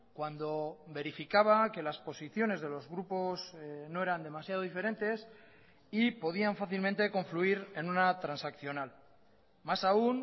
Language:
Spanish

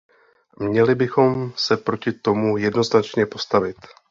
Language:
Czech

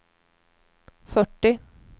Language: Swedish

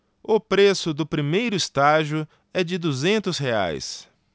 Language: Portuguese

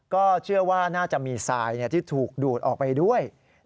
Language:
Thai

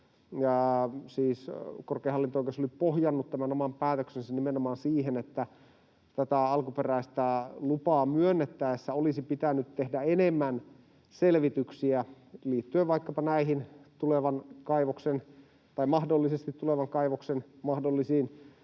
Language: Finnish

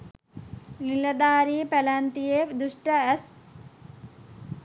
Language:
Sinhala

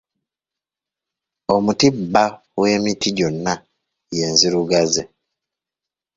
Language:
Ganda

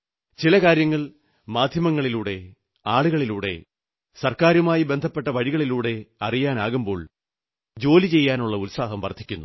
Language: Malayalam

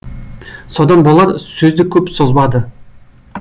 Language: Kazakh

